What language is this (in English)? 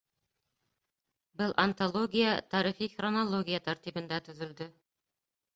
Bashkir